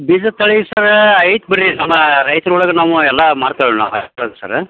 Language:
Kannada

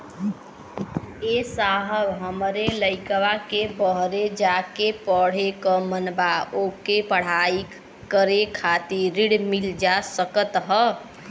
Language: Bhojpuri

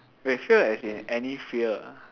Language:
English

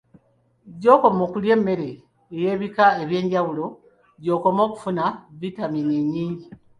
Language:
Ganda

